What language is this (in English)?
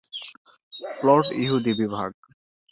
Bangla